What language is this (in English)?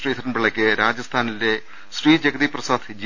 Malayalam